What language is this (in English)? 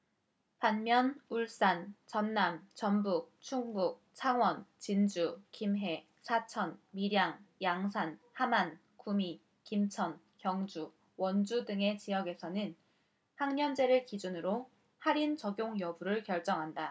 Korean